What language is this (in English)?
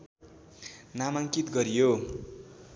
Nepali